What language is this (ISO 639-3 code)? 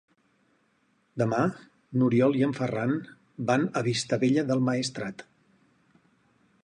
cat